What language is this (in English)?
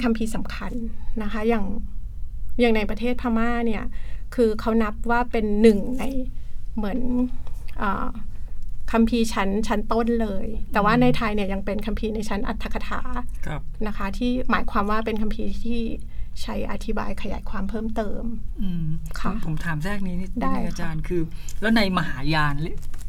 Thai